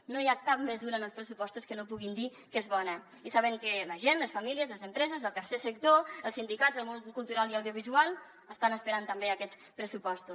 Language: Catalan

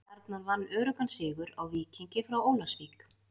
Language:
Icelandic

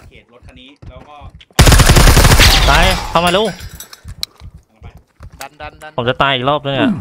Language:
Thai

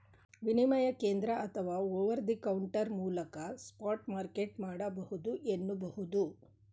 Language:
Kannada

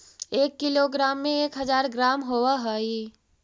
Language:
Magahi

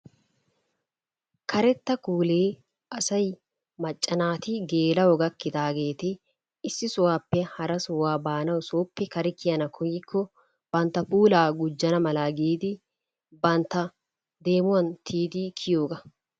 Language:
Wolaytta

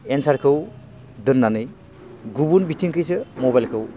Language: Bodo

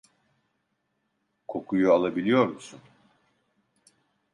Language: Turkish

